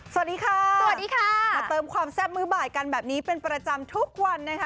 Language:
Thai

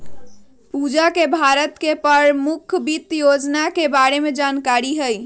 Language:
Magahi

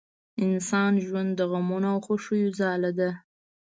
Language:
Pashto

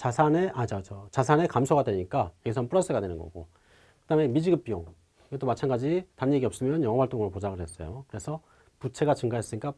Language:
Korean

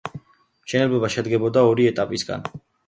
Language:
Georgian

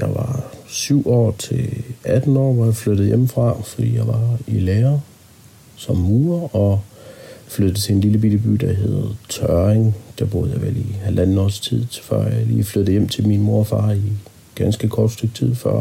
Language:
Danish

